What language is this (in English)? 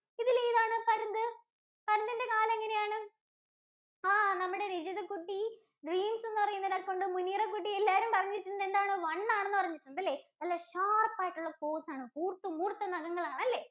Malayalam